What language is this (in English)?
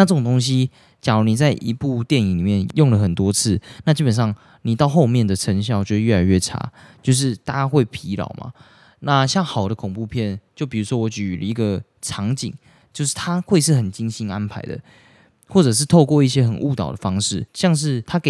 Chinese